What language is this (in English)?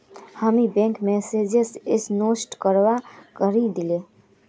Magahi